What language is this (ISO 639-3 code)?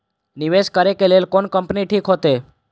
mai